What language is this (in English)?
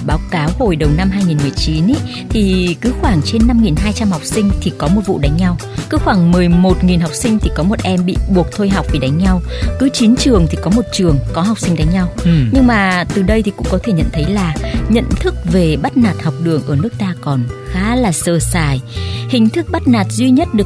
Vietnamese